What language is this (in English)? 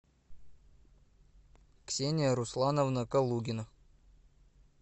Russian